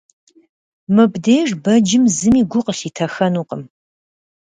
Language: Kabardian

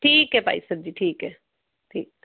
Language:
Punjabi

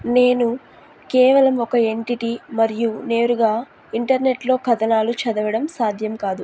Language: Telugu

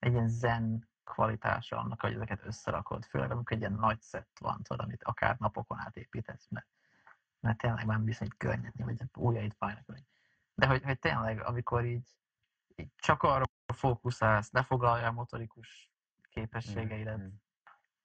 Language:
Hungarian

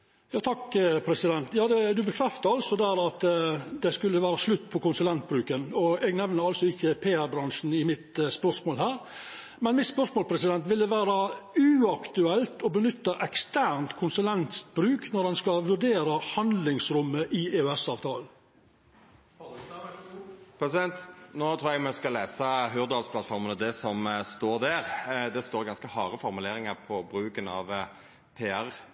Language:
Norwegian Nynorsk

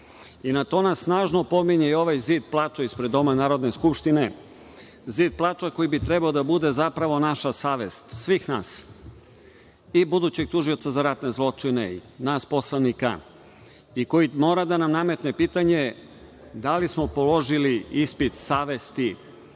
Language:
Serbian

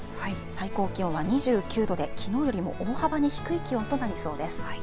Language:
Japanese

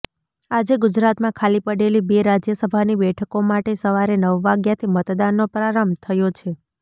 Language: Gujarati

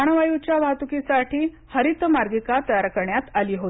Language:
Marathi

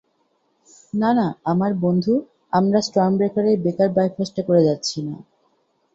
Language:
Bangla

